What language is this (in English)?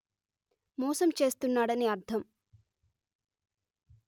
Telugu